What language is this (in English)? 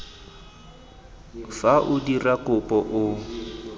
Tswana